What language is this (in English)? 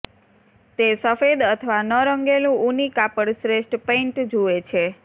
Gujarati